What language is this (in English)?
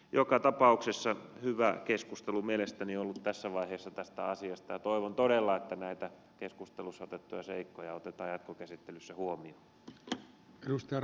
Finnish